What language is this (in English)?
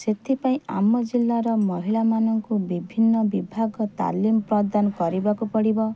Odia